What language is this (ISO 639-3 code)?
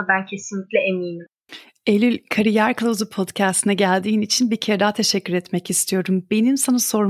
tur